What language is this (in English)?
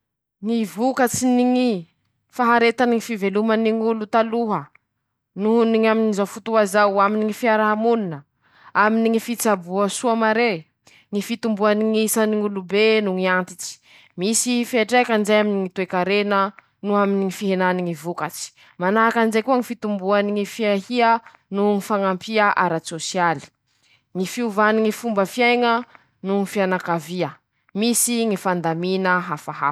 Masikoro Malagasy